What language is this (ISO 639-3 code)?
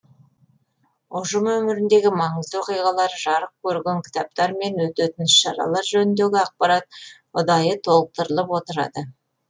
kaz